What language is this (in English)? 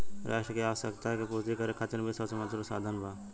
Bhojpuri